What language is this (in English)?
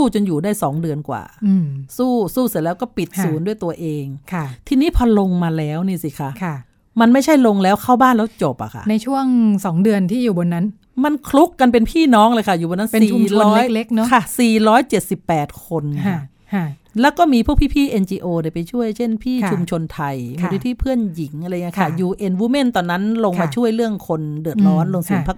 Thai